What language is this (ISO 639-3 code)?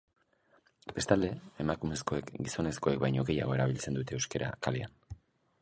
eus